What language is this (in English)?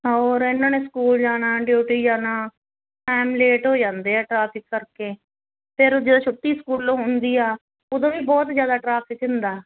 Punjabi